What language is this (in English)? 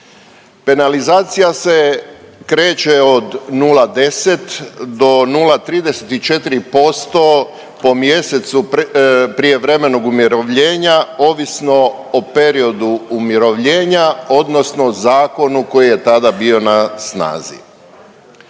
Croatian